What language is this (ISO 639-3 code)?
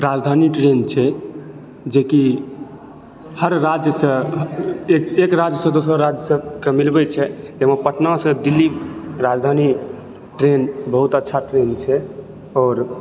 mai